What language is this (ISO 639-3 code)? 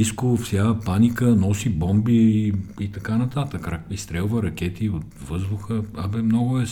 bul